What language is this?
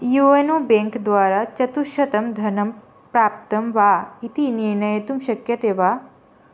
Sanskrit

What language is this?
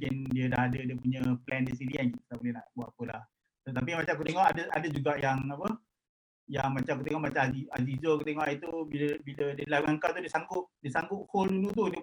Malay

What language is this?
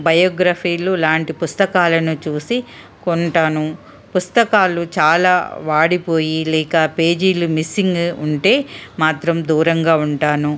Telugu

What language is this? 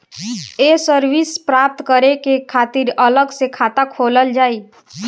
Bhojpuri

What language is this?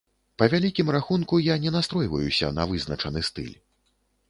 Belarusian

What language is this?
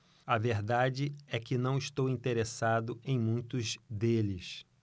Portuguese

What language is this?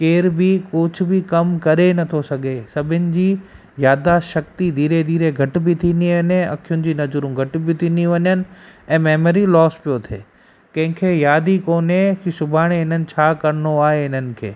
Sindhi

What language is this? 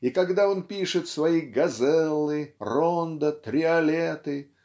Russian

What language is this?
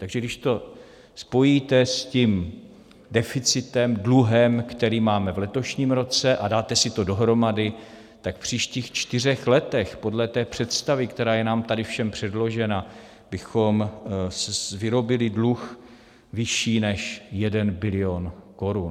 Czech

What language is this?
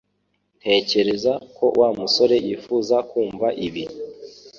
Kinyarwanda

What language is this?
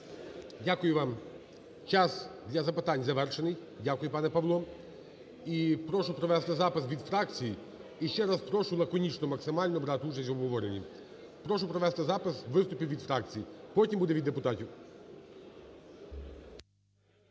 Ukrainian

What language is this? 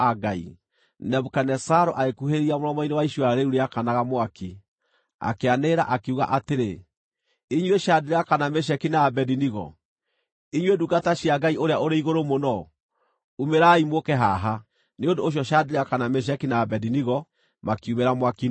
Kikuyu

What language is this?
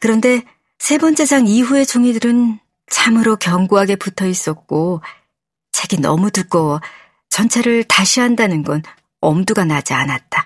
Korean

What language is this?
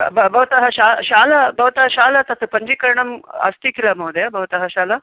Sanskrit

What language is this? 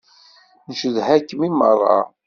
Kabyle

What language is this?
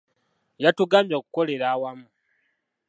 Ganda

